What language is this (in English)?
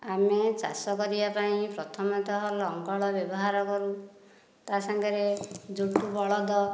Odia